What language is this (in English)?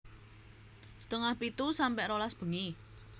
Javanese